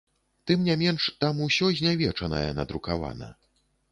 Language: Belarusian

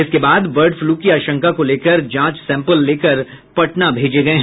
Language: Hindi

